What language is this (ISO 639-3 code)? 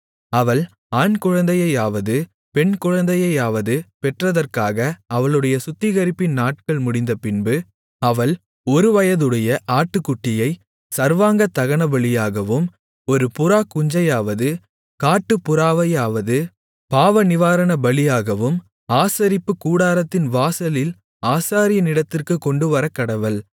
tam